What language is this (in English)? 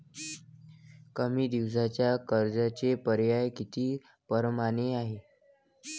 Marathi